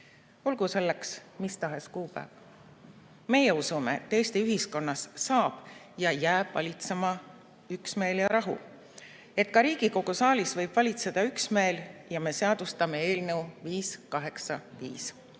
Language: Estonian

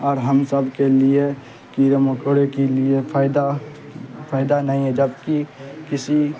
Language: Urdu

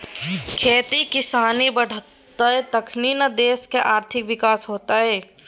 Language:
Maithili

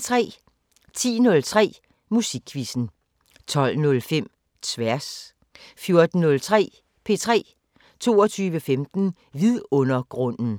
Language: Danish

